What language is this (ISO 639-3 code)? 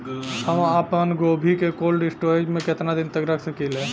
bho